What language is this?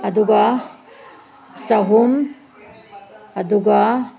Manipuri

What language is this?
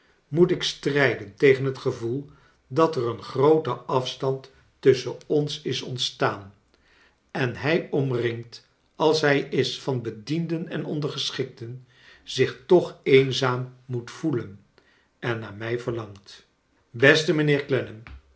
Dutch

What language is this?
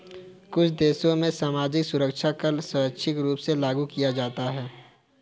Hindi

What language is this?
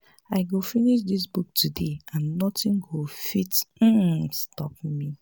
Nigerian Pidgin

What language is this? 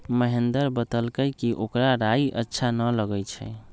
Magahi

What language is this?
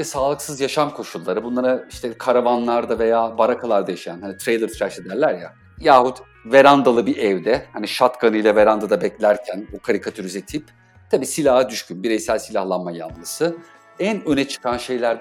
Turkish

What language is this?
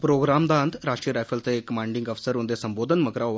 Dogri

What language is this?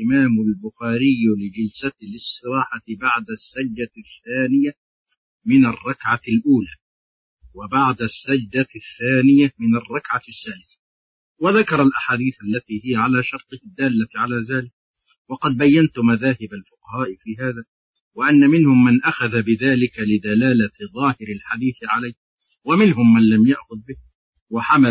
Arabic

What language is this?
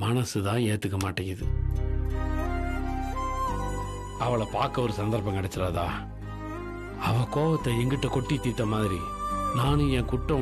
Romanian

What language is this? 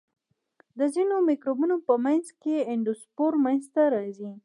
Pashto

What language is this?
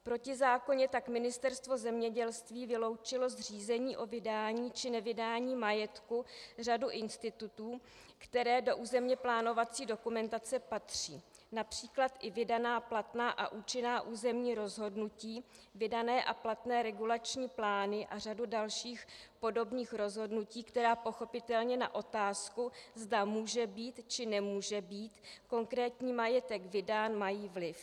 Czech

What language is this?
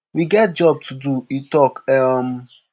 Nigerian Pidgin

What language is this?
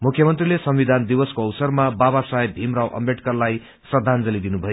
Nepali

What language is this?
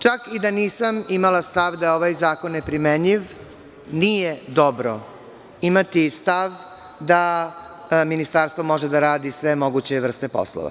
Serbian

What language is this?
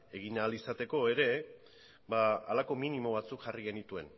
Basque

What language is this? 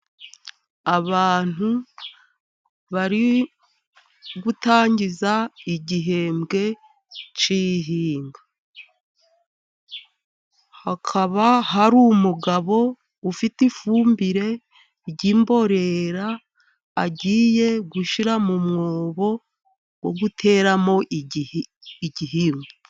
Kinyarwanda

